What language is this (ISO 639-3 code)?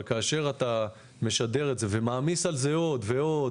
heb